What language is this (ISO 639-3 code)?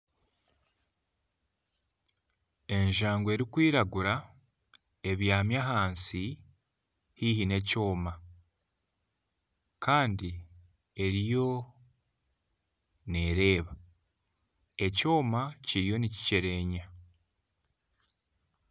nyn